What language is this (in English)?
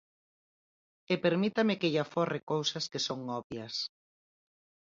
Galician